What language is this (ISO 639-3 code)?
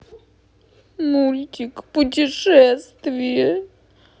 rus